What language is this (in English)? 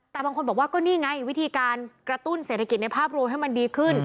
Thai